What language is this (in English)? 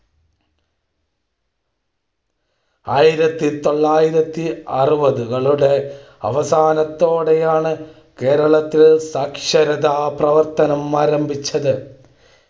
Malayalam